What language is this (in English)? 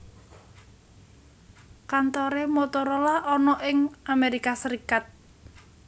Javanese